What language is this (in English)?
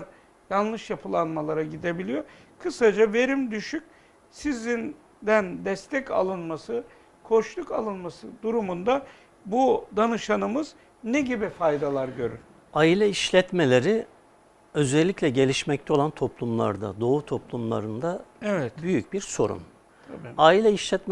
Turkish